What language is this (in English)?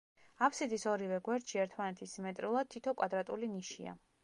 Georgian